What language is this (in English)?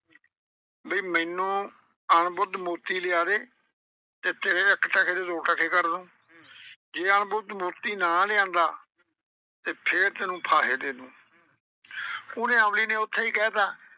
Punjabi